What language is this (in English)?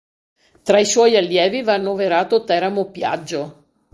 Italian